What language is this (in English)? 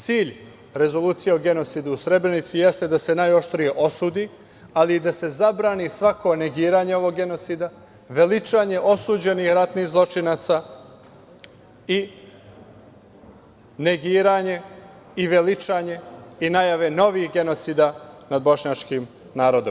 Serbian